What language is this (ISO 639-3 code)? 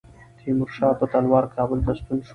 pus